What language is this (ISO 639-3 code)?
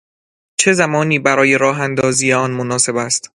fas